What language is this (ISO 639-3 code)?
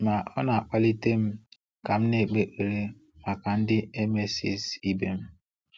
ibo